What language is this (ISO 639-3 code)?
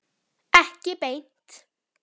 isl